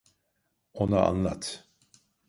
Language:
Turkish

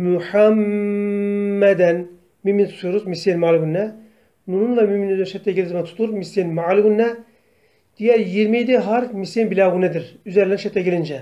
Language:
Turkish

